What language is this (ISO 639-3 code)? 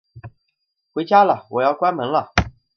zho